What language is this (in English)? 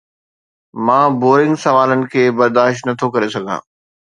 Sindhi